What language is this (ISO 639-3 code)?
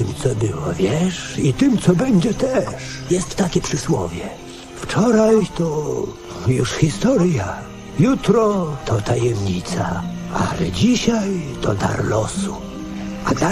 pol